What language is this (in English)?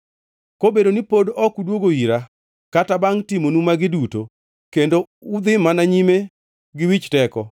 Luo (Kenya and Tanzania)